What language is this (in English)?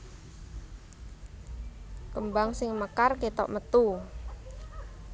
Javanese